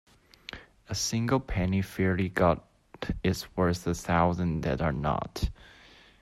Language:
English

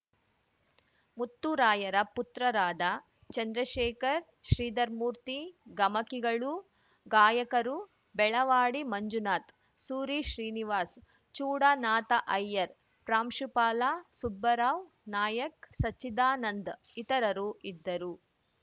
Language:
Kannada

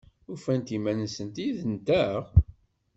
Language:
Kabyle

